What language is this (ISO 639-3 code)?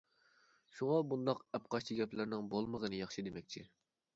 uig